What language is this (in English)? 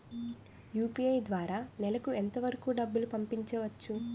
Telugu